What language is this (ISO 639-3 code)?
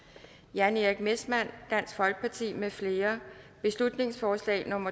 dan